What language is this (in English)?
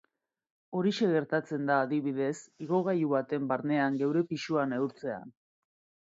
Basque